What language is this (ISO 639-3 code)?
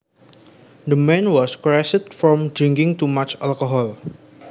jav